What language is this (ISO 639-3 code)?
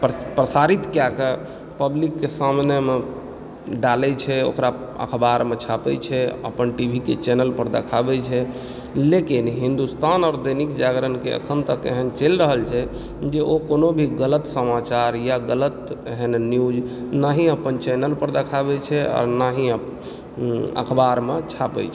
mai